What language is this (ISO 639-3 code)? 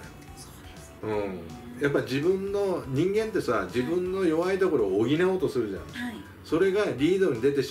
jpn